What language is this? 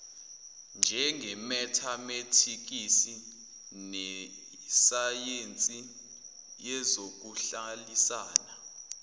Zulu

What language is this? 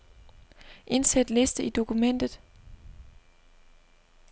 Danish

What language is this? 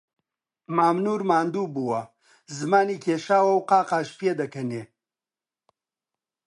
Central Kurdish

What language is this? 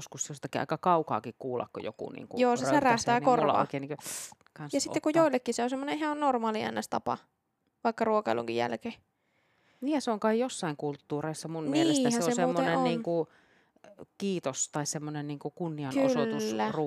Finnish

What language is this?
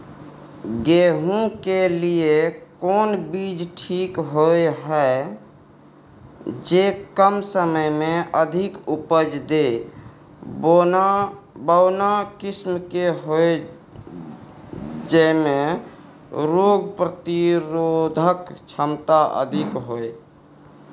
Maithili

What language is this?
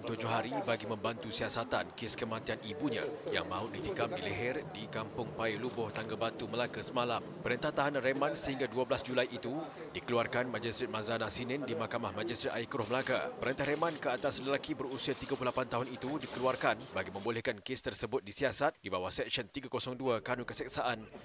Malay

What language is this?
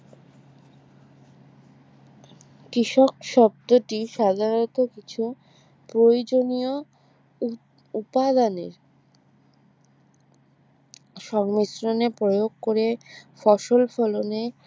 Bangla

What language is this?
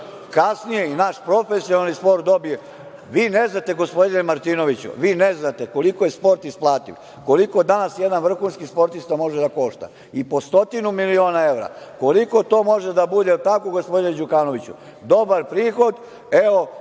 Serbian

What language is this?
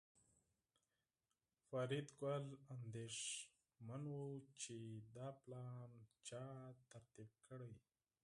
Pashto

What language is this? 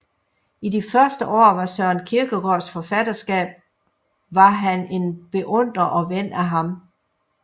Danish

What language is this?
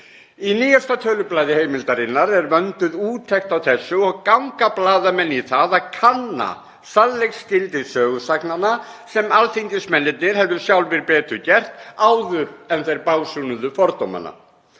Icelandic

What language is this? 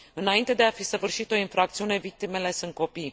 Romanian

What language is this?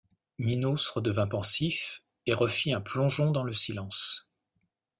French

